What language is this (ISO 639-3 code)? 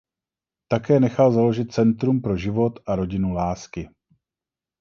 ces